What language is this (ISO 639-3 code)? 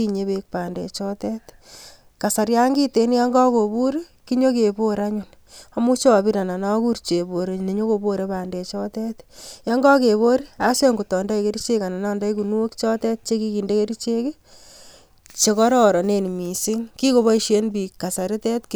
kln